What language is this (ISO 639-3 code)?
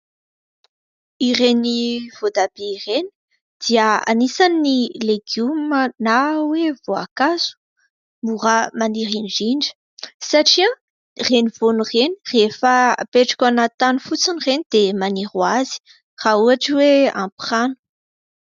mlg